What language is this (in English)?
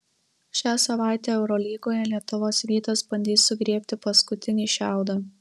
Lithuanian